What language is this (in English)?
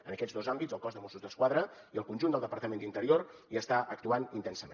Catalan